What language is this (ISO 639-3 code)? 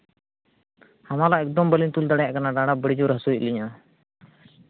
sat